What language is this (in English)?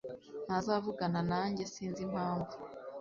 Kinyarwanda